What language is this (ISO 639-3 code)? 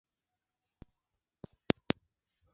swa